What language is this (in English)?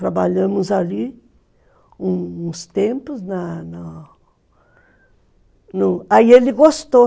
Portuguese